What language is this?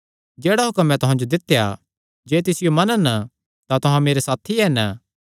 Kangri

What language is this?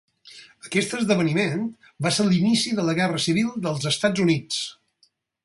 Catalan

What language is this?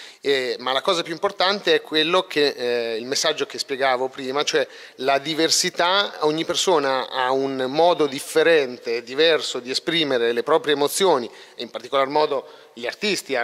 Italian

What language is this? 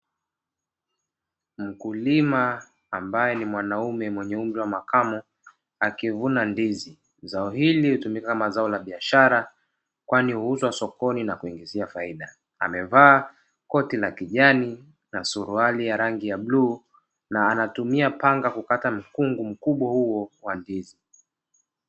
Swahili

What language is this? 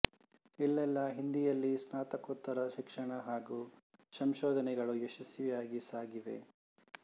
Kannada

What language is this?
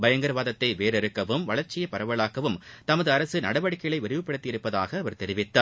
Tamil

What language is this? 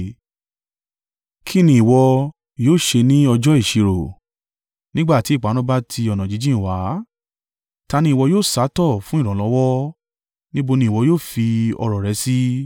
Yoruba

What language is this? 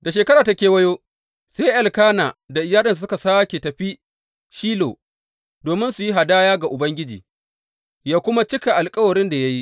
Hausa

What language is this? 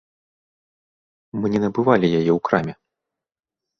Belarusian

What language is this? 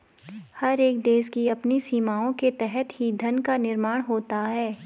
Hindi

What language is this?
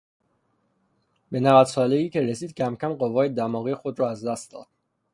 Persian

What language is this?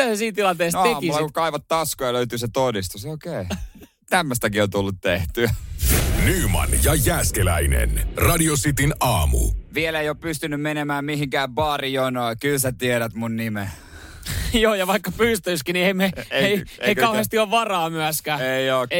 Finnish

